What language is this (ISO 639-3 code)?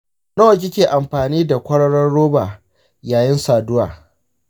hau